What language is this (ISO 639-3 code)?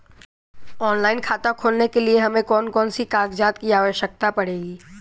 hin